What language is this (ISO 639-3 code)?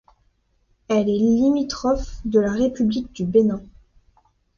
fra